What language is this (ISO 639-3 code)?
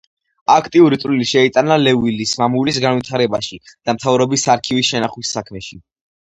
kat